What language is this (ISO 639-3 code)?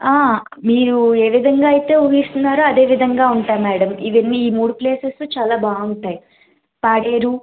tel